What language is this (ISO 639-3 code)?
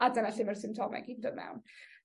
cym